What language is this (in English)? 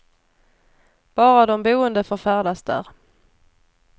Swedish